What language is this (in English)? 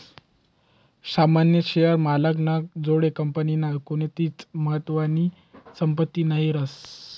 Marathi